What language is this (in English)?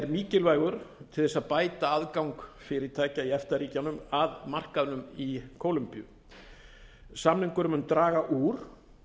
Icelandic